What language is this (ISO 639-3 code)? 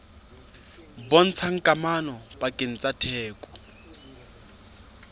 sot